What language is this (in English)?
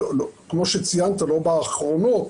Hebrew